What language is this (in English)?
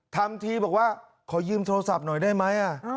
Thai